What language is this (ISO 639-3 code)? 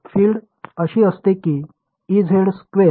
mar